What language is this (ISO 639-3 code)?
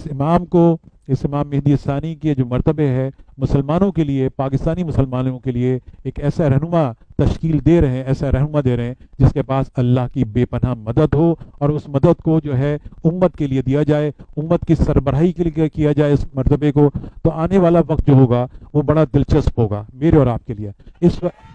urd